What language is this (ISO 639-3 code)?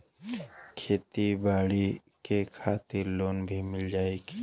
bho